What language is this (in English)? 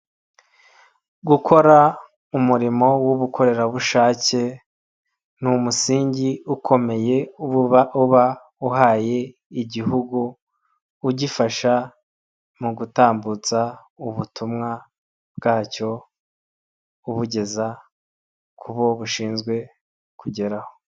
Kinyarwanda